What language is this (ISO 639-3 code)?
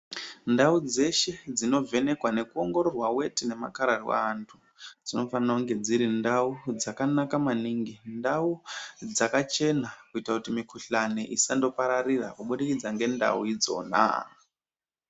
ndc